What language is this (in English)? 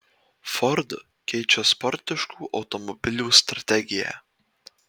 Lithuanian